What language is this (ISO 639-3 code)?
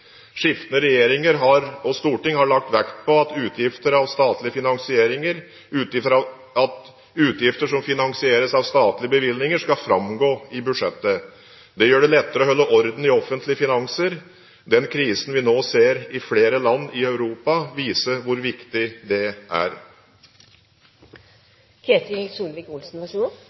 nob